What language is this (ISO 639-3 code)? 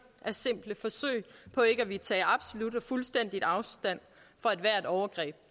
dan